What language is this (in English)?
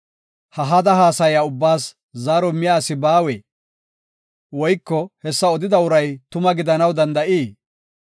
Gofa